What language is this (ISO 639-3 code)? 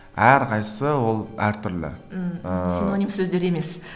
kaz